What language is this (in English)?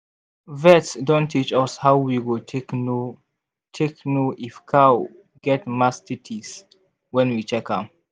Nigerian Pidgin